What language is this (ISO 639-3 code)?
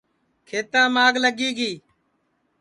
ssi